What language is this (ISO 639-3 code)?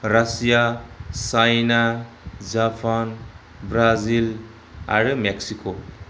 brx